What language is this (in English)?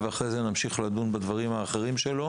Hebrew